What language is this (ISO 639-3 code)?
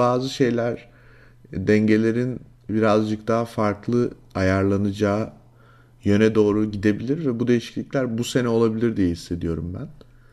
tur